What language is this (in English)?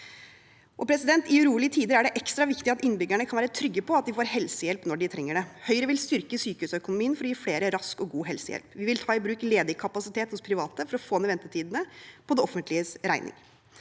Norwegian